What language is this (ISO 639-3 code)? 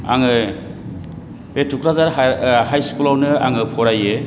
brx